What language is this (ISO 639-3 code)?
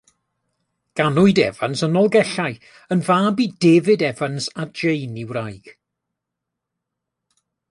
cym